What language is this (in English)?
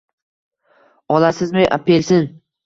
Uzbek